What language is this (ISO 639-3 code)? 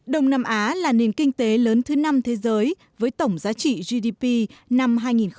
vie